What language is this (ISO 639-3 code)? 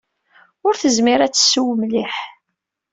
kab